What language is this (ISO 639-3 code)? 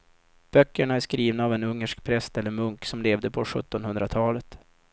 swe